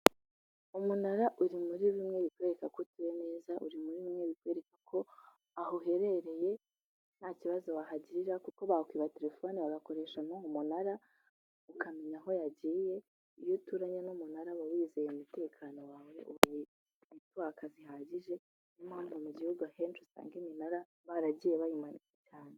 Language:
Kinyarwanda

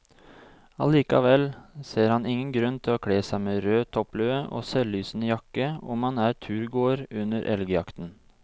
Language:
Norwegian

